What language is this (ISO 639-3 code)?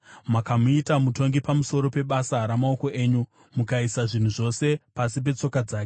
sna